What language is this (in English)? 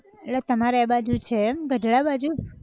Gujarati